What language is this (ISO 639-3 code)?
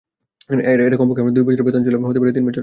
ben